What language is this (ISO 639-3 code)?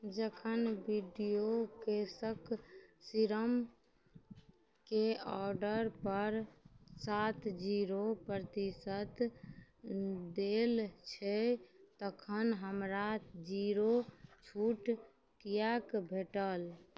mai